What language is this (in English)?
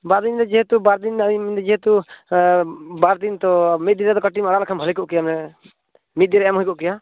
Santali